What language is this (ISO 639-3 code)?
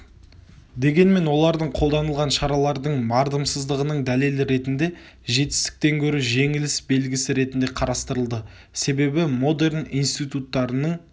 kaz